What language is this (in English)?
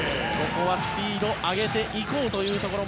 Japanese